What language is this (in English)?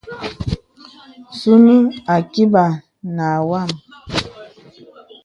Bebele